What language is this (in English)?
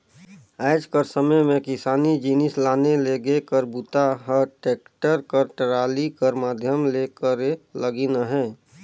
Chhattisgarhi